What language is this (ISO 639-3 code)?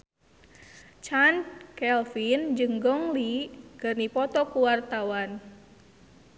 sun